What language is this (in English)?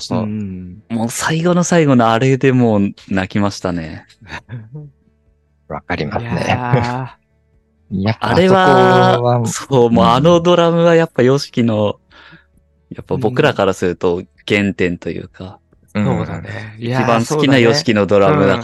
Japanese